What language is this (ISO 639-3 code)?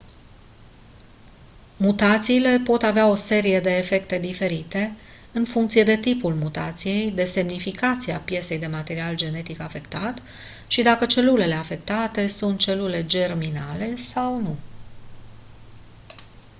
ron